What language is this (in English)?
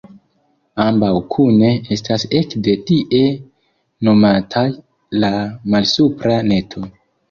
Esperanto